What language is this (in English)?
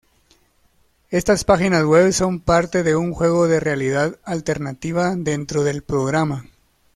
Spanish